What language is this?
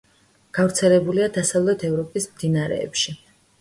Georgian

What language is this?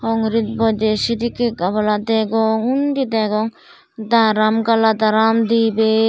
Chakma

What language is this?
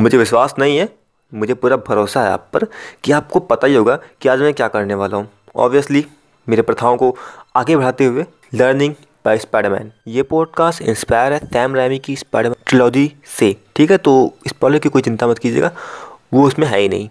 Hindi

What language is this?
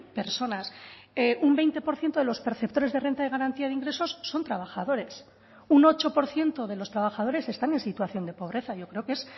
Spanish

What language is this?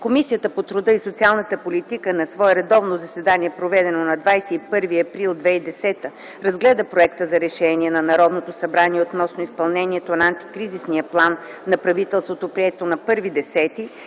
Bulgarian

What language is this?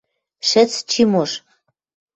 Western Mari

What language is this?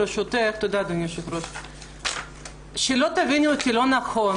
Hebrew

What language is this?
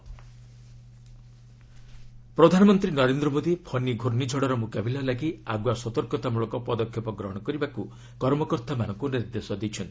Odia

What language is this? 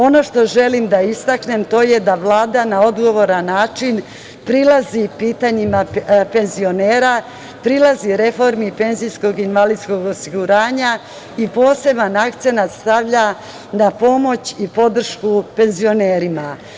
Serbian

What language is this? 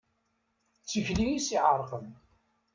Kabyle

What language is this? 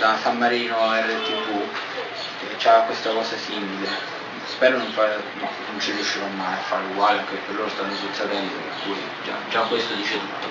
Italian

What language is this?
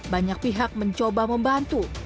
Indonesian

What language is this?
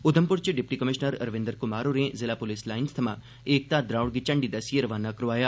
Dogri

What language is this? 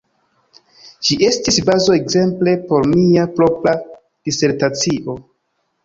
Esperanto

